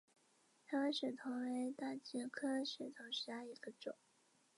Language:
Chinese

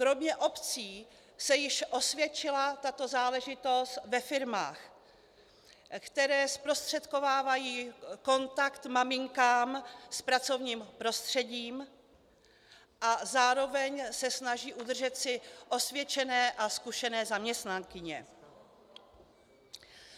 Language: Czech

